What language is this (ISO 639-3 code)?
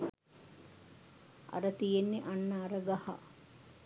sin